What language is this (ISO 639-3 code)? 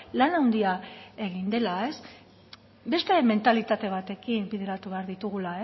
eus